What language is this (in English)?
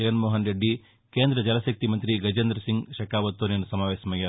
Telugu